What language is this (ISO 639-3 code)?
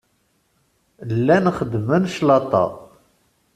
kab